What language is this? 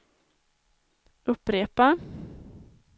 Swedish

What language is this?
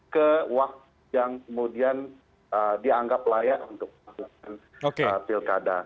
Indonesian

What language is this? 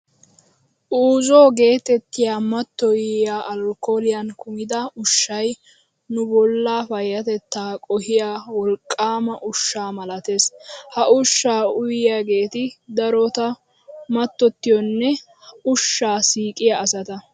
Wolaytta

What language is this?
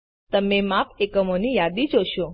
Gujarati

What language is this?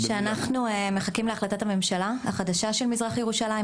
Hebrew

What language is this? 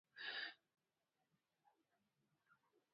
Pashto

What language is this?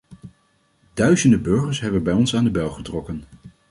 Dutch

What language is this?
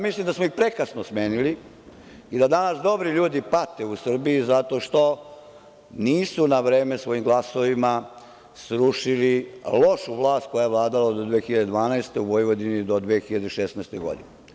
Serbian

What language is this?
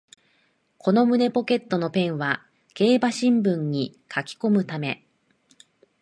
Japanese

